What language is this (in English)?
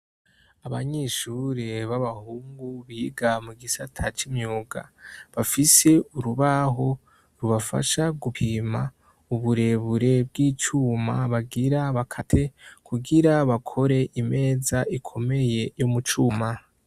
Rundi